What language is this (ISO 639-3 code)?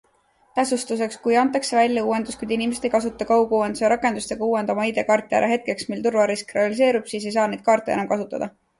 est